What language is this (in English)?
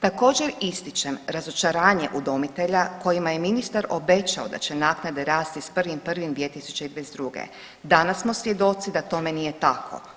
Croatian